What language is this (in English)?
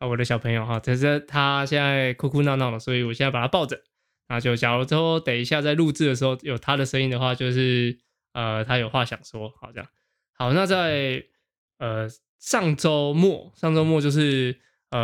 Chinese